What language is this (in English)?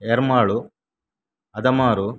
Kannada